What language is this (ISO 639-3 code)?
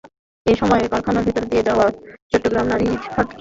ben